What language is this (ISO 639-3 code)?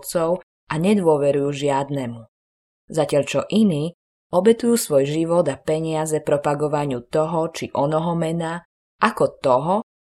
slk